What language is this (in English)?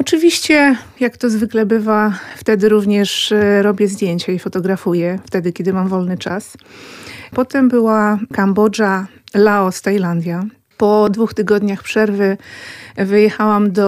Polish